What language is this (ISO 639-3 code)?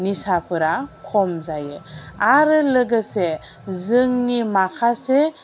brx